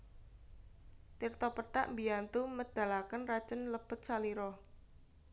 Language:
Javanese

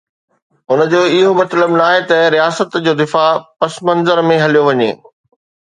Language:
Sindhi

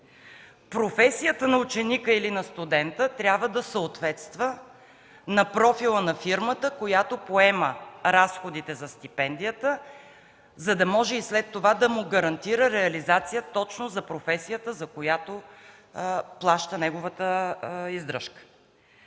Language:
Bulgarian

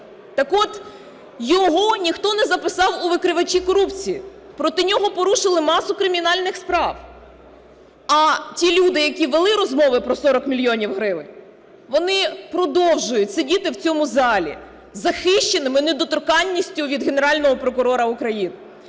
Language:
Ukrainian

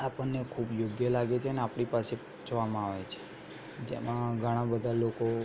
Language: Gujarati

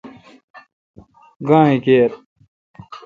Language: Kalkoti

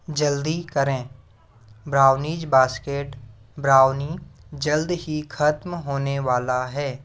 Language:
Hindi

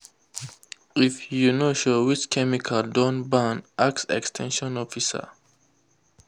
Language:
Nigerian Pidgin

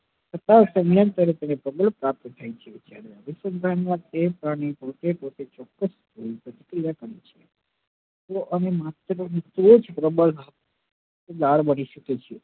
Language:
Gujarati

